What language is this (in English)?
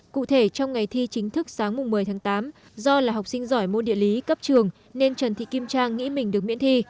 Vietnamese